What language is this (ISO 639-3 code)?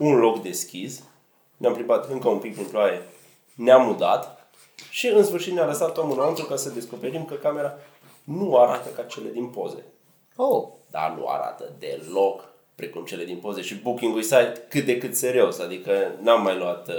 ron